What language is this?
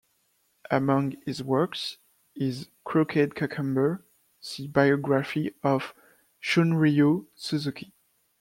English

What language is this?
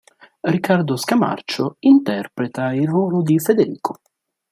Italian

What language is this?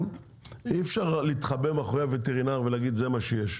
Hebrew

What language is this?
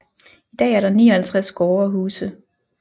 Danish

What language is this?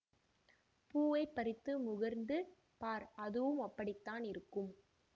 Tamil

